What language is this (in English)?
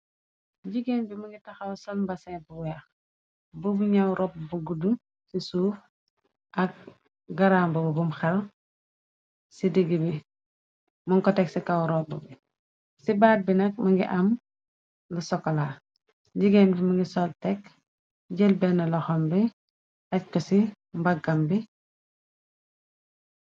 Wolof